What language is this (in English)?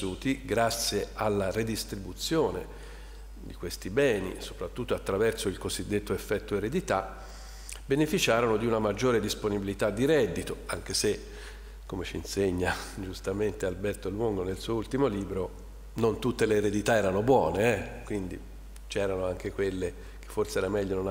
Italian